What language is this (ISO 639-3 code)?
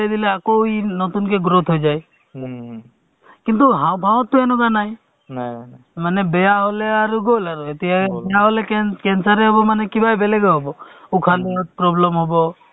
asm